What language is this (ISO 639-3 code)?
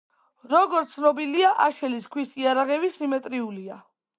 kat